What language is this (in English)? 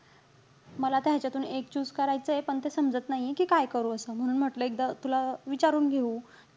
Marathi